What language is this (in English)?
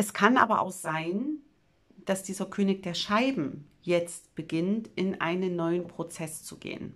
German